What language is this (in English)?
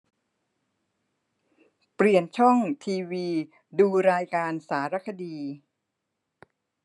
Thai